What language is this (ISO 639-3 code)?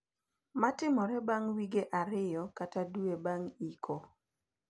luo